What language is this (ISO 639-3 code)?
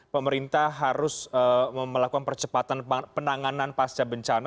ind